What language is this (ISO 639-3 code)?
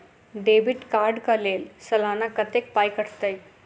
mai